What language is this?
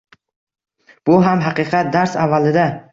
Uzbek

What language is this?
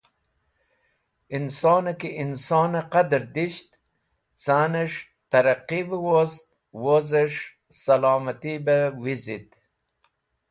Wakhi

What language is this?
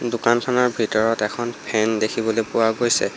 Assamese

